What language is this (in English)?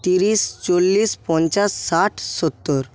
Bangla